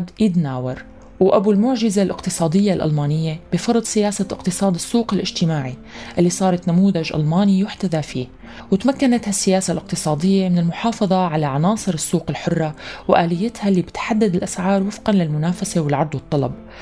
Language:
Arabic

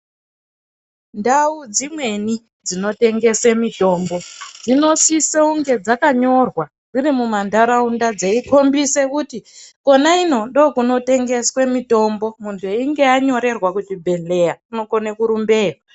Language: Ndau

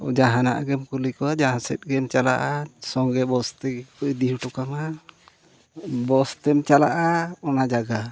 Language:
Santali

